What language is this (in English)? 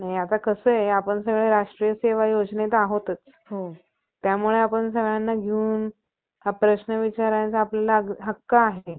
Marathi